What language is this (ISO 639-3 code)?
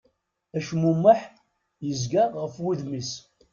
kab